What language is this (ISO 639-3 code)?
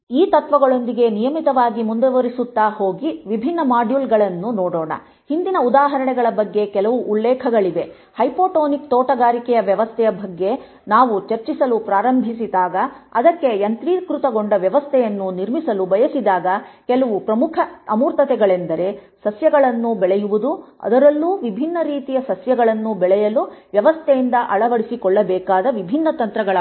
kan